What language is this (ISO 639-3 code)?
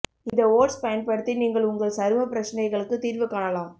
tam